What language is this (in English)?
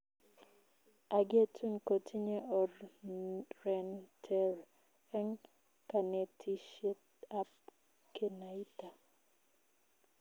Kalenjin